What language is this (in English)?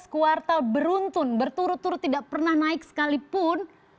Indonesian